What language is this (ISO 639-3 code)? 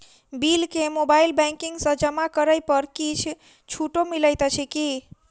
mai